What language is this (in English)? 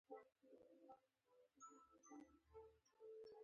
Pashto